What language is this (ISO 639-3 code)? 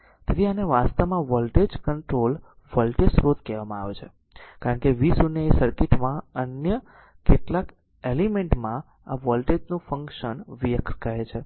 guj